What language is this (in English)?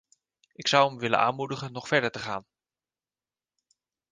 Dutch